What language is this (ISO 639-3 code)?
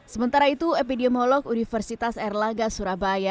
ind